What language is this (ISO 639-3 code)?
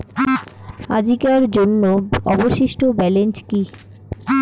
ben